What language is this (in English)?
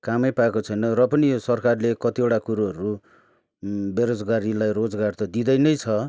Nepali